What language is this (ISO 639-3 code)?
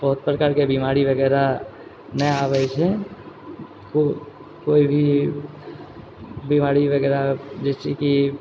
mai